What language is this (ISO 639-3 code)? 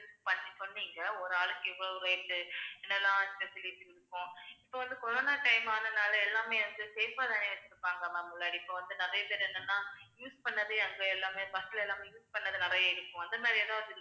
tam